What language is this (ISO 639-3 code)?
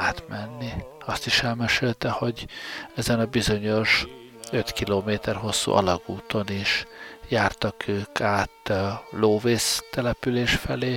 hun